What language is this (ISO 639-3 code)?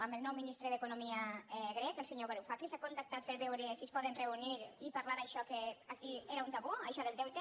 cat